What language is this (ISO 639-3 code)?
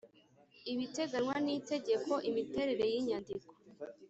kin